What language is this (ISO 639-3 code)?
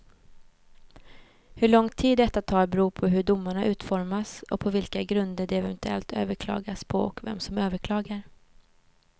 swe